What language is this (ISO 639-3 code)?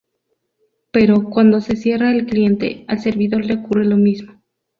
spa